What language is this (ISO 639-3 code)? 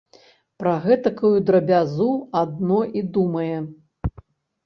bel